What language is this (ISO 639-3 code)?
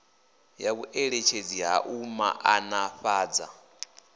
ven